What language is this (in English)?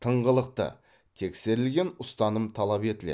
Kazakh